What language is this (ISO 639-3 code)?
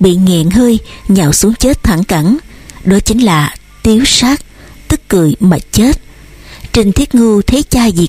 vie